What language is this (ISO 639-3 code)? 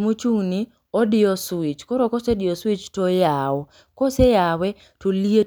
luo